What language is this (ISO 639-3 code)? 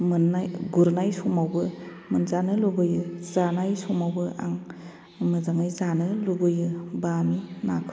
brx